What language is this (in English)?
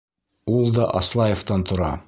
Bashkir